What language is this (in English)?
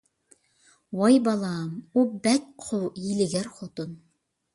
Uyghur